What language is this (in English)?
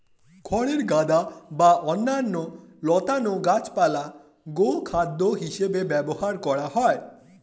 Bangla